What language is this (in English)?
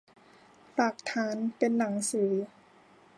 Thai